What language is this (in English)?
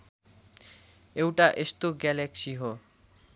Nepali